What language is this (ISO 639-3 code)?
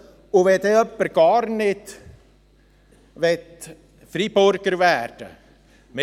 gsw